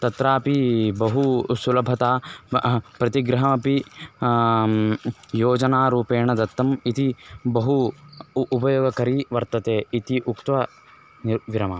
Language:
Sanskrit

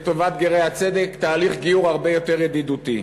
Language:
Hebrew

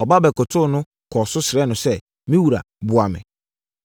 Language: Akan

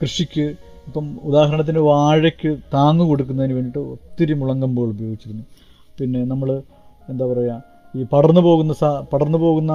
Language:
Malayalam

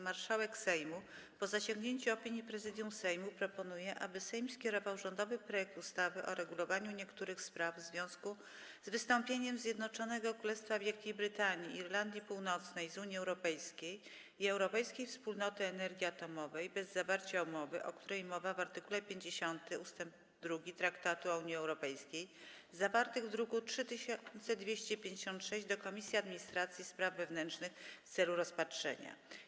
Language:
Polish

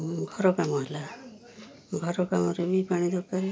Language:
Odia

